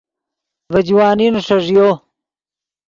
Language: Yidgha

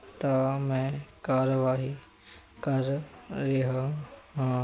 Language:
Punjabi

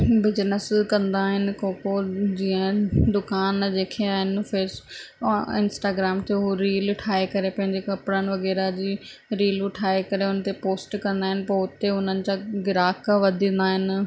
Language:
Sindhi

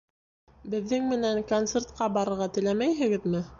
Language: Bashkir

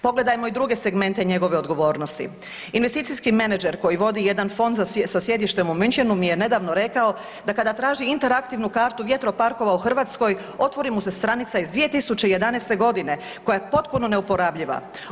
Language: Croatian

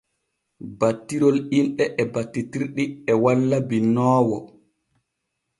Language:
Borgu Fulfulde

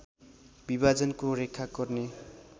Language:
Nepali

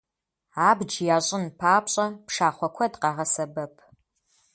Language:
Kabardian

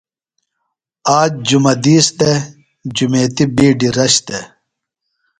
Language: Phalura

